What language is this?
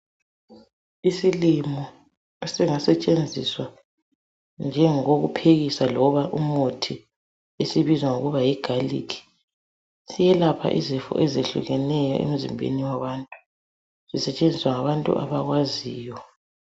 North Ndebele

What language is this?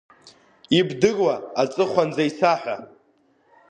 Abkhazian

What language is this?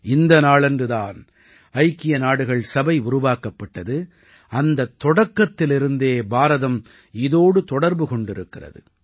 Tamil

